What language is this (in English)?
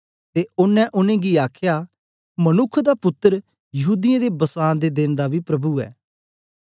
Dogri